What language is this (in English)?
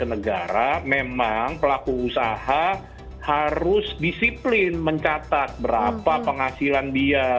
Indonesian